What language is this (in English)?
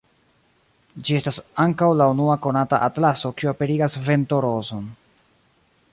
Esperanto